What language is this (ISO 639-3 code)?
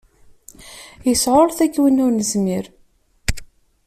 kab